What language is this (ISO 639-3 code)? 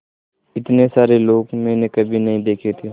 hin